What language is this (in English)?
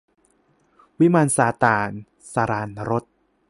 Thai